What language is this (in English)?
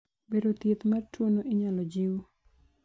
Luo (Kenya and Tanzania)